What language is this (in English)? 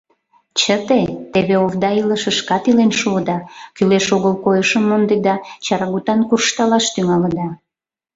Mari